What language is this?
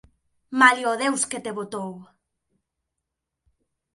Galician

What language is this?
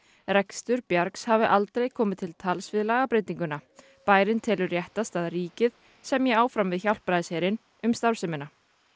Icelandic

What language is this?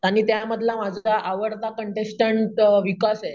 Marathi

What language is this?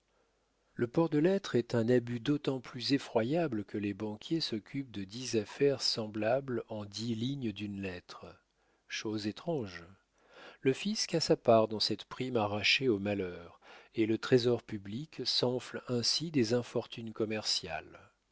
French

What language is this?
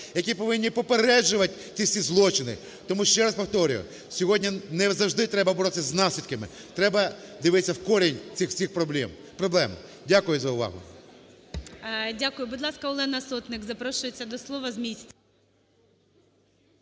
Ukrainian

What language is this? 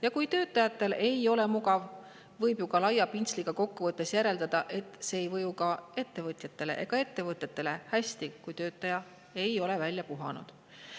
Estonian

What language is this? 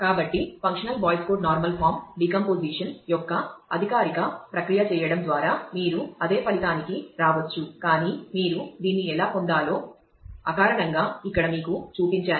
Telugu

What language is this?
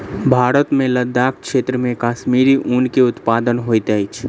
Maithili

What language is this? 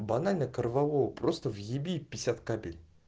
Russian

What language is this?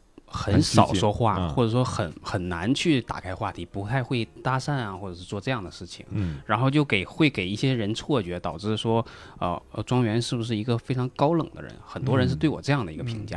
Chinese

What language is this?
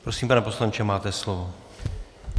Czech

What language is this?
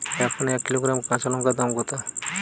Bangla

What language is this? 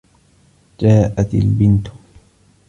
Arabic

